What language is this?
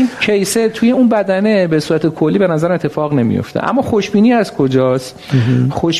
Persian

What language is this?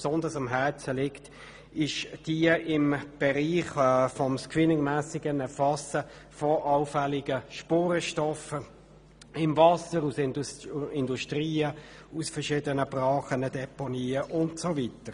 Swiss German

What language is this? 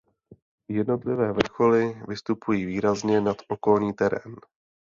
Czech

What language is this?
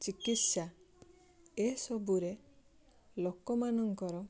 Odia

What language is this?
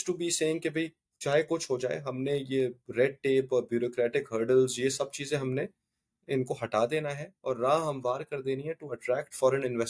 Urdu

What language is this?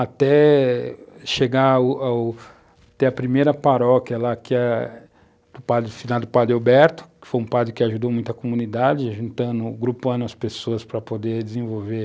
Portuguese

